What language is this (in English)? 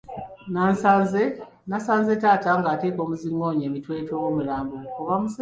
Ganda